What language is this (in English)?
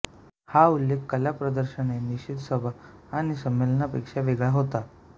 Marathi